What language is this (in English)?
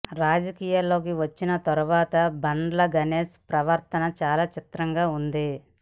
Telugu